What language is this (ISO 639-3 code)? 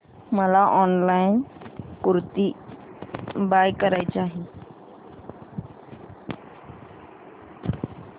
mar